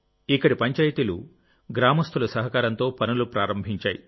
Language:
Telugu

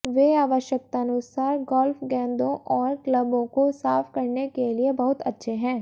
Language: Hindi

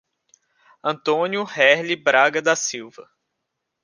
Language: Portuguese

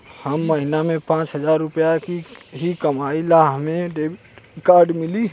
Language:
Bhojpuri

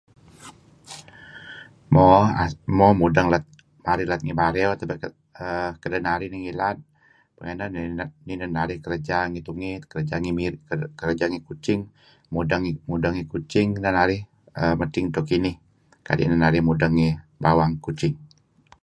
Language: Kelabit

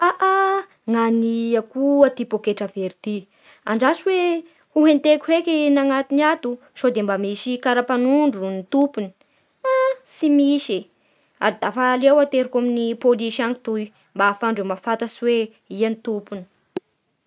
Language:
Bara Malagasy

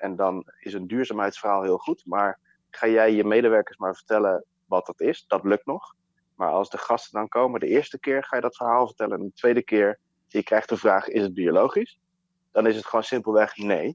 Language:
Dutch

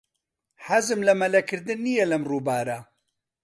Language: Central Kurdish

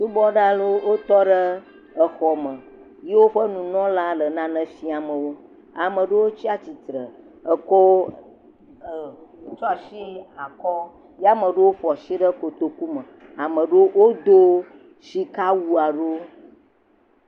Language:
Ewe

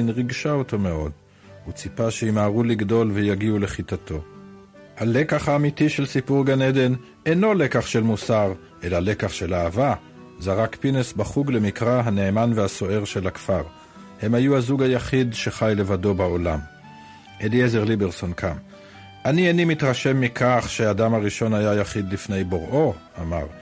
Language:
Hebrew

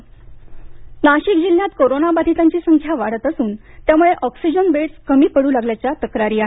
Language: Marathi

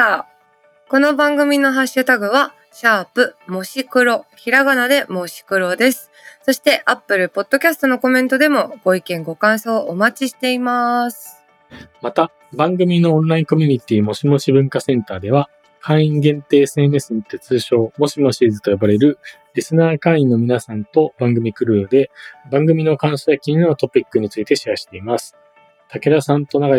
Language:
Japanese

